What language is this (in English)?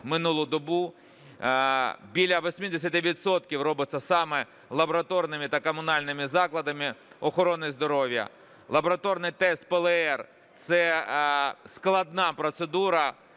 Ukrainian